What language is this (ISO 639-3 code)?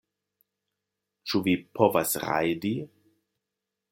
epo